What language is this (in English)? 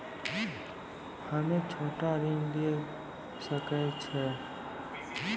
Maithili